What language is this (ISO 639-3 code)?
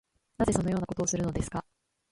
jpn